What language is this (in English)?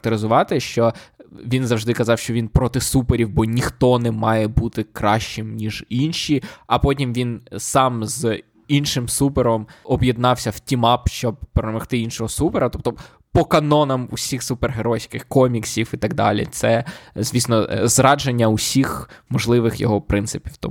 Ukrainian